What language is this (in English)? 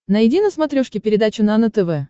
Russian